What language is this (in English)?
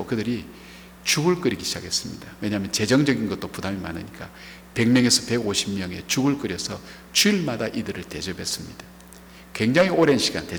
Korean